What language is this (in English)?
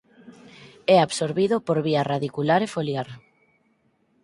Galician